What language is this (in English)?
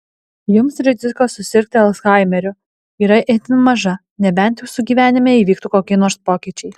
Lithuanian